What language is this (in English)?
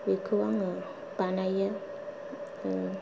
Bodo